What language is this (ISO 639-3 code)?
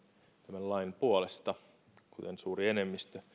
fin